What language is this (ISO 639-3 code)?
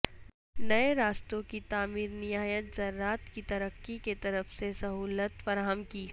urd